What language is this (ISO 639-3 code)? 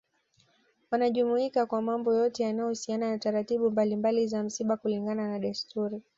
swa